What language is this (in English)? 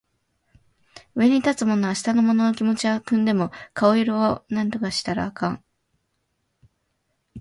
Japanese